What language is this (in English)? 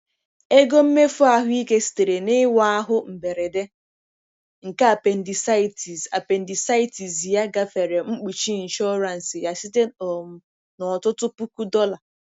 Igbo